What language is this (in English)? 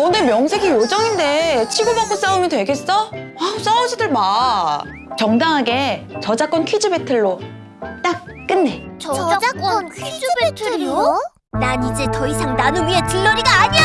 Korean